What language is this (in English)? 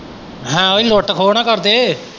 Punjabi